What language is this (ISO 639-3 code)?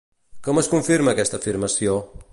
cat